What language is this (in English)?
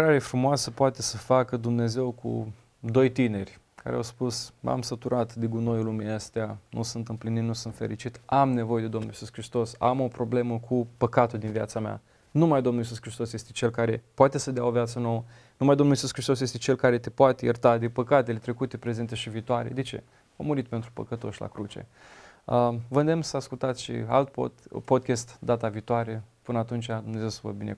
Romanian